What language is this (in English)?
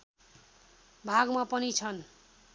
Nepali